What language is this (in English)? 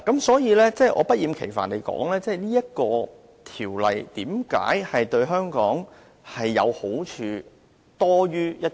Cantonese